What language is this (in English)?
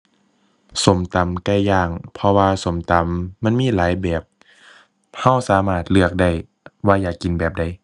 Thai